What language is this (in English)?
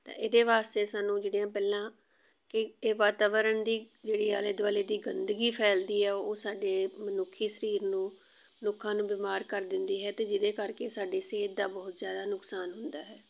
Punjabi